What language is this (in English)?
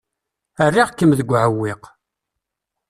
Kabyle